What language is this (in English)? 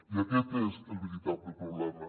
Catalan